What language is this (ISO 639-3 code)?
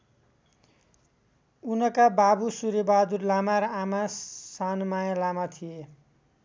nep